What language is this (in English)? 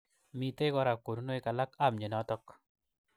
Kalenjin